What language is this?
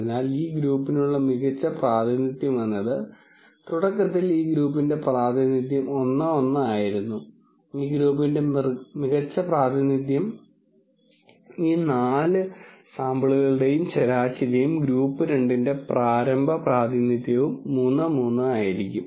Malayalam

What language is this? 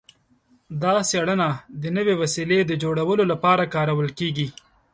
Pashto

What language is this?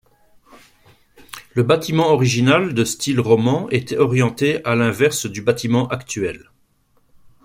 French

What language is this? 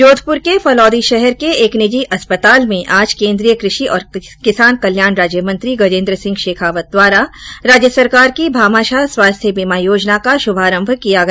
Hindi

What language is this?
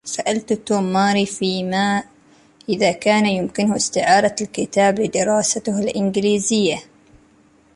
Arabic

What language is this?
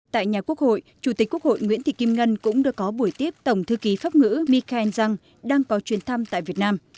Vietnamese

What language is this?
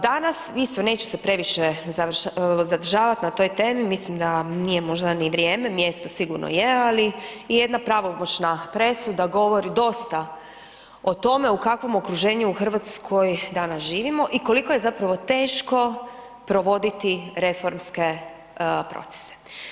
Croatian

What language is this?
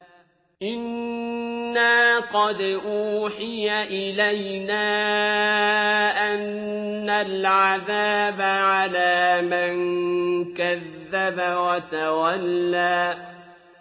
Arabic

